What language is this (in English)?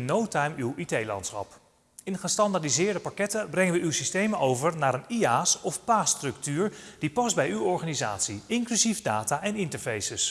Dutch